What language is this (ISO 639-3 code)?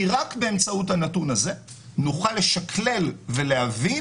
heb